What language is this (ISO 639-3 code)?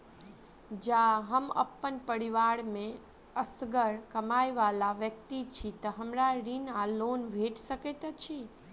mai